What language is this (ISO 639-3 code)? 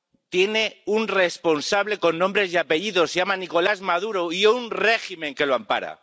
spa